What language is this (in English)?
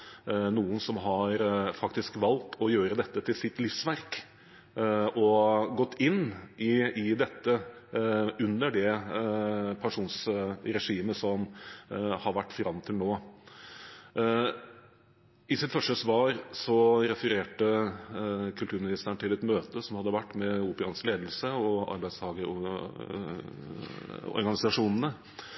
Norwegian Bokmål